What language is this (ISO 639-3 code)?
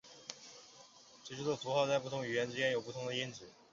zho